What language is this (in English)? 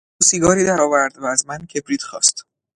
Persian